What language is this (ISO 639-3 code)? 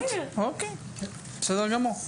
heb